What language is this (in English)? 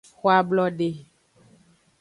Aja (Benin)